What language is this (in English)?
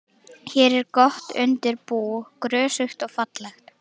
Icelandic